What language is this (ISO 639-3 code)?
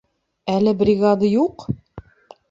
bak